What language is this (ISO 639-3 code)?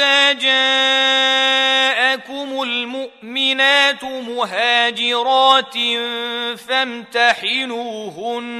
ara